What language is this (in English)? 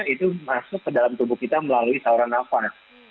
Indonesian